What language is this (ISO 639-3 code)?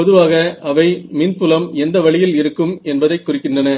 tam